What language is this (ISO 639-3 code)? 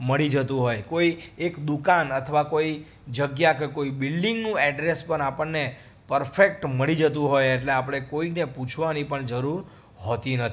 guj